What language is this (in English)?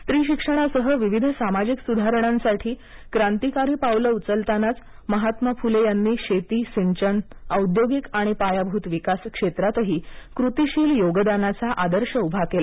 Marathi